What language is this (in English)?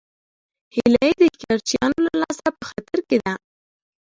Pashto